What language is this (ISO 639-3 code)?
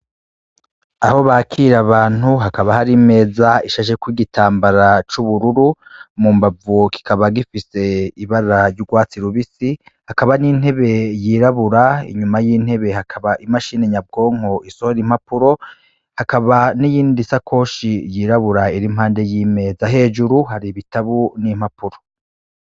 run